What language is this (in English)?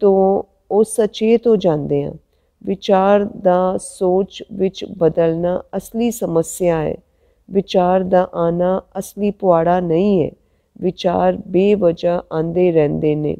Hindi